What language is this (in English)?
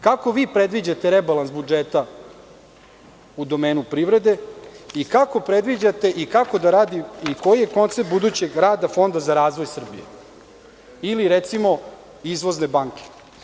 Serbian